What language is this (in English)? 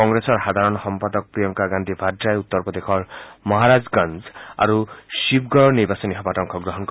Assamese